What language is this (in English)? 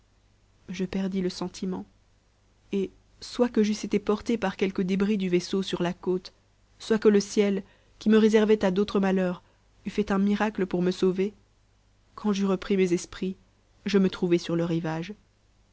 French